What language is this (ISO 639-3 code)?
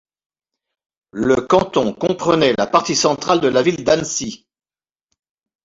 fra